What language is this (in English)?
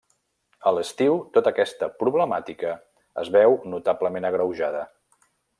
Catalan